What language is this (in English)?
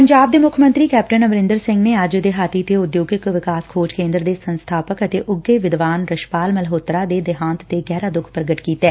Punjabi